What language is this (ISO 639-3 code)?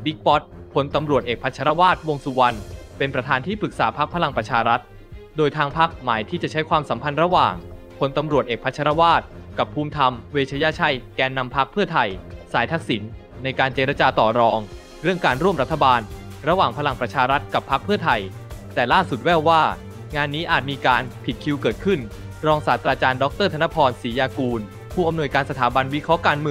tha